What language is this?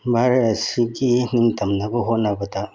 Manipuri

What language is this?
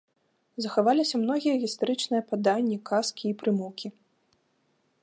Belarusian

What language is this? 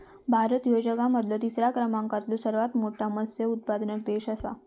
Marathi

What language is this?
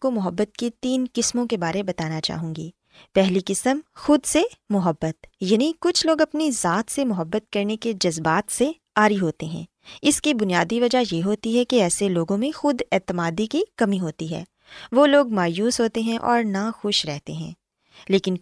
Urdu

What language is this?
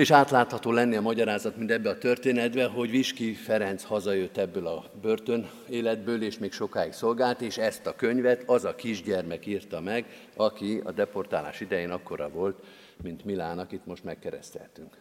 Hungarian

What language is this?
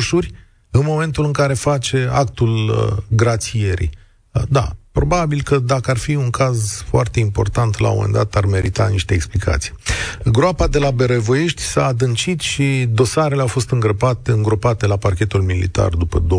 Romanian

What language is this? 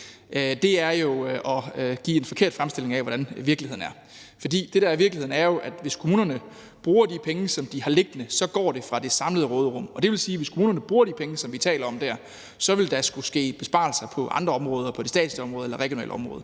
Danish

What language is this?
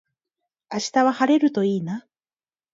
Japanese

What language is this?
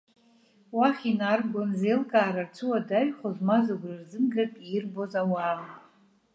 Abkhazian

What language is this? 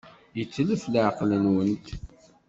Kabyle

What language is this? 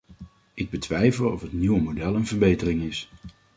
Dutch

